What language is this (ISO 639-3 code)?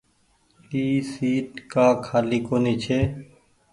gig